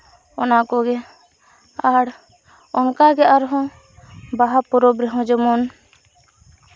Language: Santali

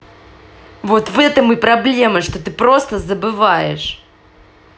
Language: Russian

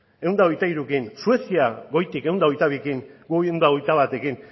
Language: Basque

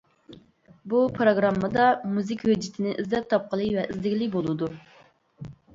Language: Uyghur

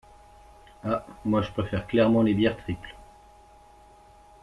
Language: French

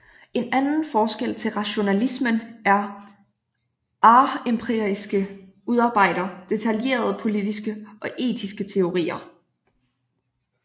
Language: Danish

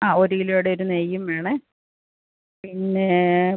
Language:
Malayalam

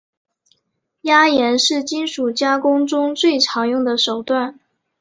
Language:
Chinese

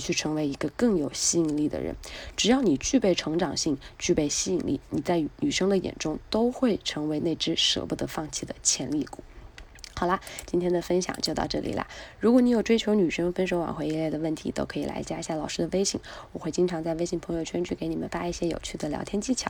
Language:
Chinese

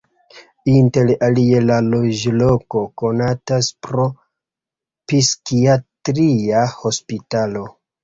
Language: Esperanto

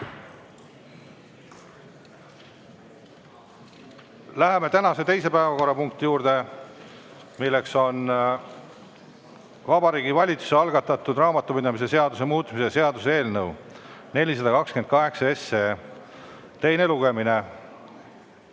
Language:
Estonian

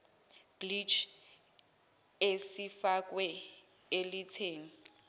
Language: Zulu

